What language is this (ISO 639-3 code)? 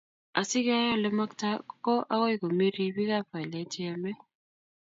kln